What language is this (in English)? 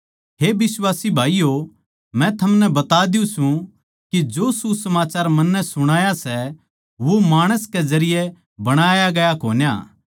Haryanvi